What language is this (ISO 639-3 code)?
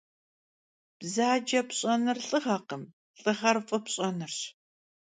kbd